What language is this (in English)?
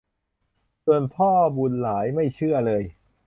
Thai